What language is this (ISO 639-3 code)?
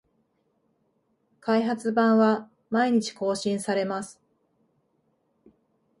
jpn